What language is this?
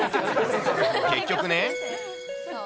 Japanese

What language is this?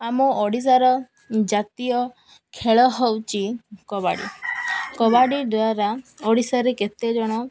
Odia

